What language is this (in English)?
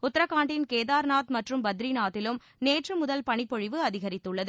Tamil